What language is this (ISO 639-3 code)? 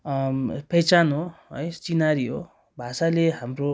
nep